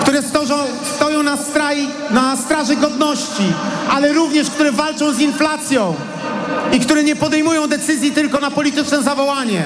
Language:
Polish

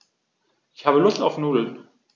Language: German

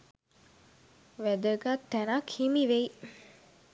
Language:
Sinhala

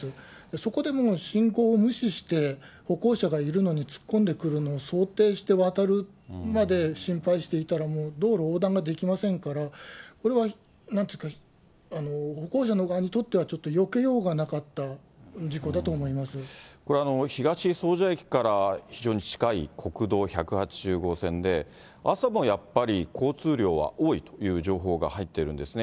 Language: Japanese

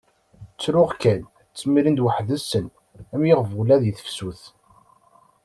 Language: Kabyle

